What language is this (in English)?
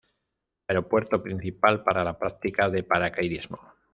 Spanish